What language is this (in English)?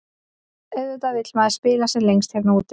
Icelandic